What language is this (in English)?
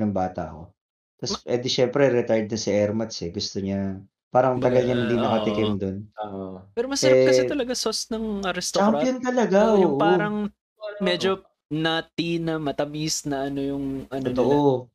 Filipino